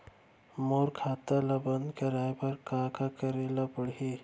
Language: Chhattisgarhi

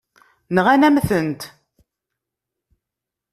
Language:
Kabyle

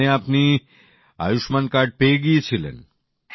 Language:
Bangla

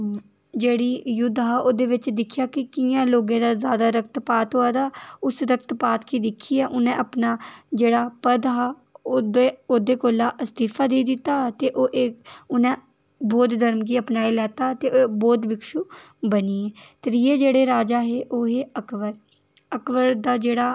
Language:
Dogri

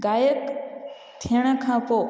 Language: Sindhi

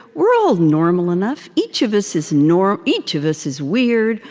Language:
English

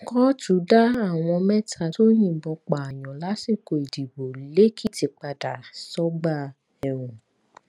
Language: Yoruba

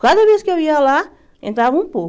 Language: Portuguese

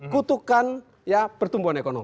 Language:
Indonesian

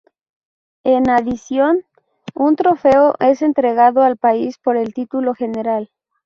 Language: Spanish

